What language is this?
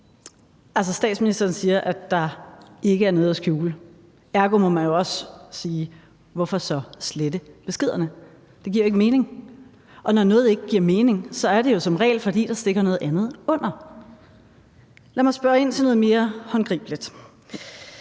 Danish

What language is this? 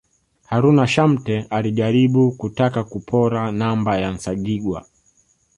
Swahili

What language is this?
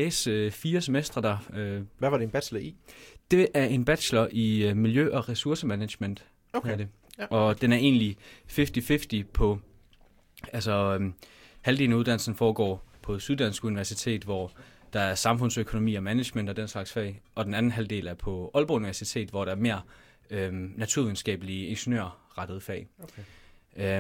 Danish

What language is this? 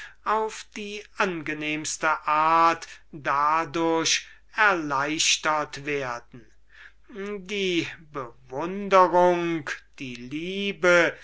German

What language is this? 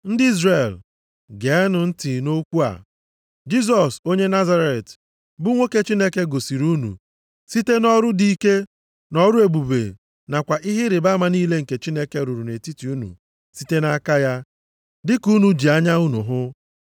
Igbo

